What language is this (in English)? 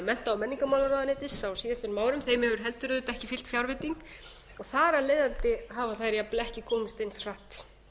Icelandic